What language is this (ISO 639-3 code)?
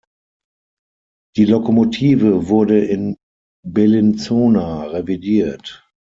deu